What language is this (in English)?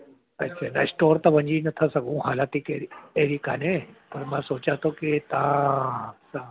Sindhi